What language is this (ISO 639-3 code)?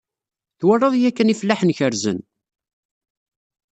kab